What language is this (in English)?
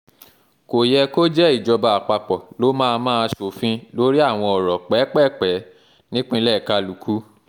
Yoruba